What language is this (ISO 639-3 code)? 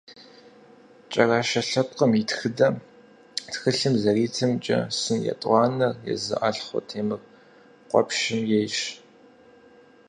kbd